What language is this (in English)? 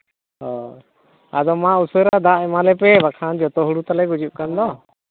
Santali